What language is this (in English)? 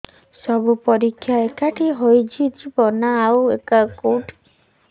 Odia